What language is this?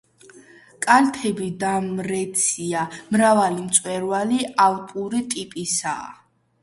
Georgian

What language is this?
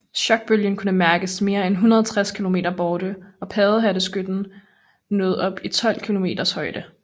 Danish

